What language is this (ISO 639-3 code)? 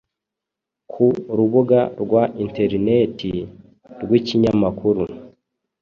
kin